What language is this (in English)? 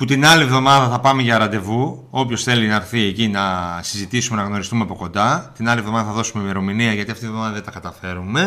Greek